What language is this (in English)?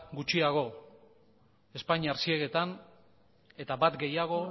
Basque